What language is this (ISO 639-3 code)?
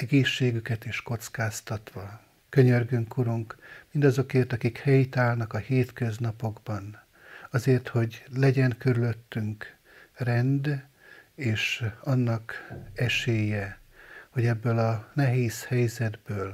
hun